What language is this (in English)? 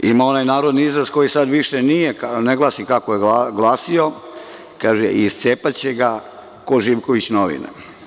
Serbian